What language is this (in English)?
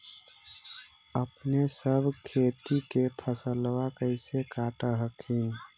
Magahi